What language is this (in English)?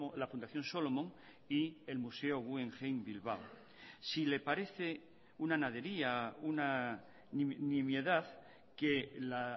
Spanish